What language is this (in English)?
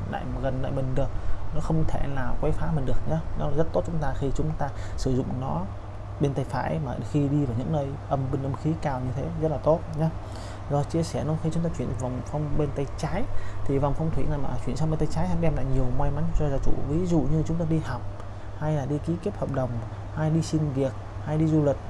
Vietnamese